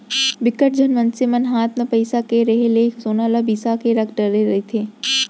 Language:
Chhattisgarhi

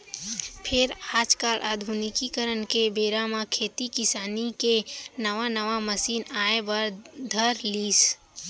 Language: Chhattisgarhi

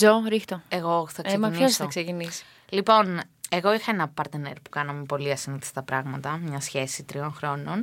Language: Greek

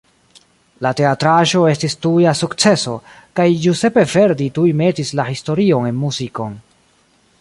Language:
Esperanto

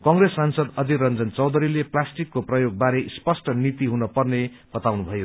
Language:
Nepali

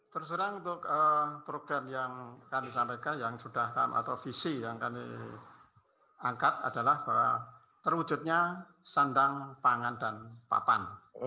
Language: Indonesian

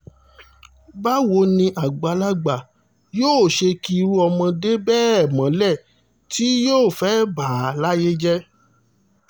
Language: Yoruba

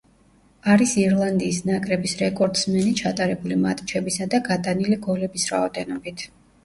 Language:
Georgian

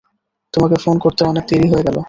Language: Bangla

